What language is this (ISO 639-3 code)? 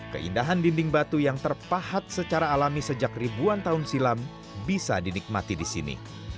ind